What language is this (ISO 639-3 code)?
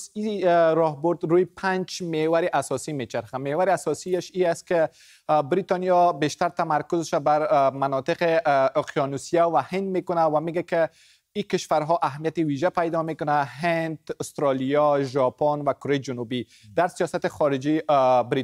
fas